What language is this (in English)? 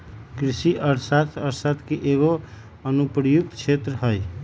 Magahi